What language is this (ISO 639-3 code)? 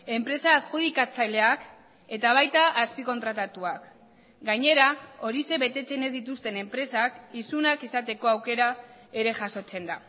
eus